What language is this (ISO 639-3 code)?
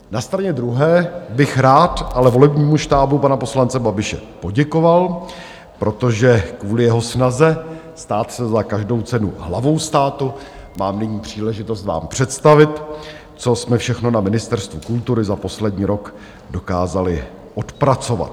ces